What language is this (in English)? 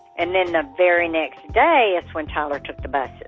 English